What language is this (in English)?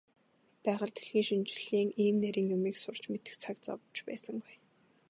Mongolian